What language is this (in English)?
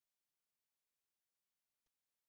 Kabyle